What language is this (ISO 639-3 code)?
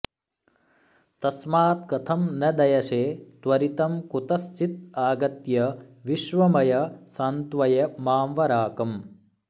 san